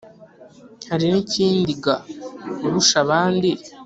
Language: Kinyarwanda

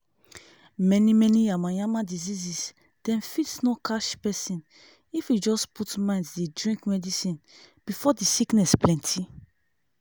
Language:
Nigerian Pidgin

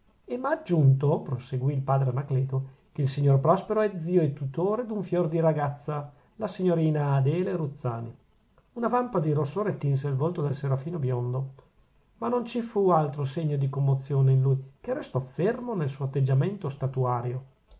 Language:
Italian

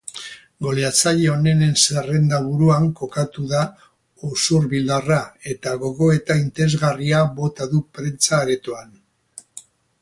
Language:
Basque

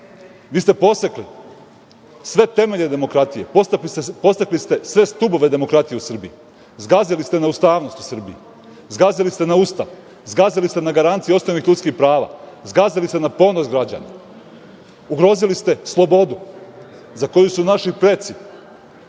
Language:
Serbian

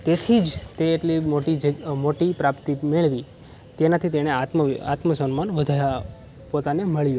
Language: Gujarati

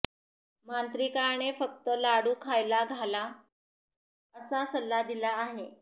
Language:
Marathi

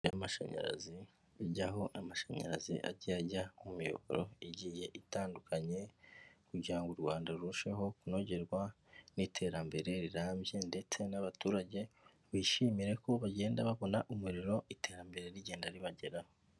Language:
Kinyarwanda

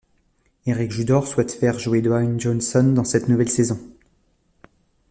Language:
French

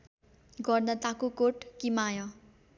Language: Nepali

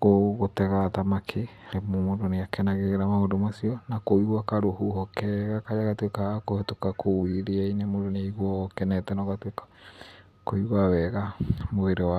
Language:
Kikuyu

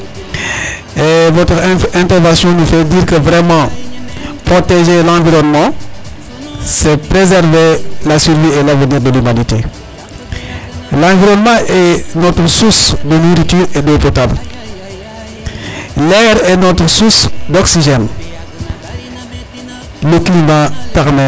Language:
Serer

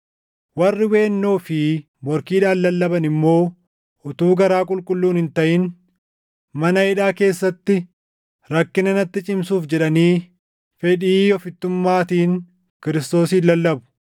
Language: Oromo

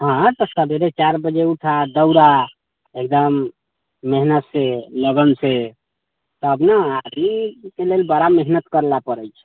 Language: Maithili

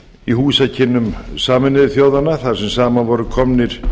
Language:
Icelandic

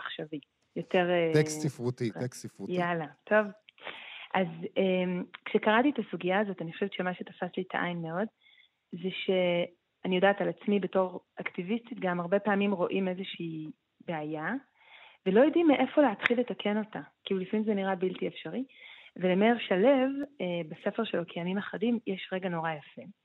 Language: Hebrew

